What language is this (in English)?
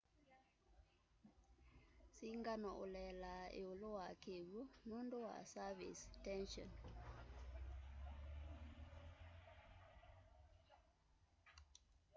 Kamba